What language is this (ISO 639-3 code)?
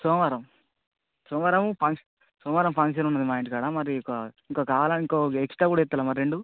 tel